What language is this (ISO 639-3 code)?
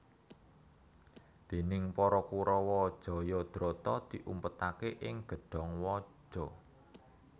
jav